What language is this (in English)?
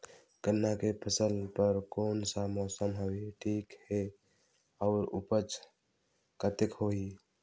Chhattisgarhi